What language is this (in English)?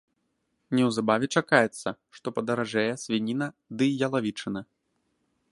Belarusian